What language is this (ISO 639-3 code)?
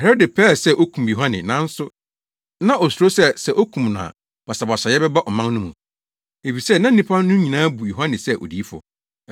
aka